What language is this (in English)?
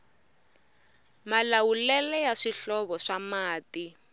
Tsonga